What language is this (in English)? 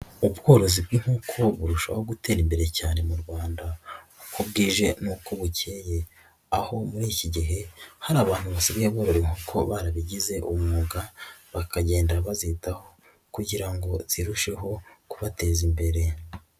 Kinyarwanda